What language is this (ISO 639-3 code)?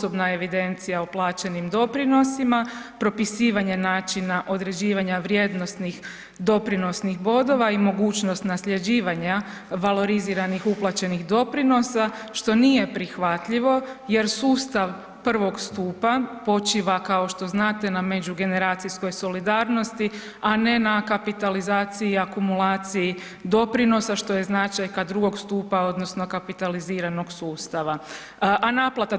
hrv